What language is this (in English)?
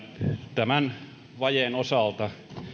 Finnish